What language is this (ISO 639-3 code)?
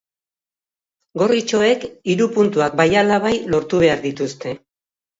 eus